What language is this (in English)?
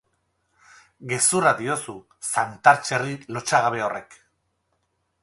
Basque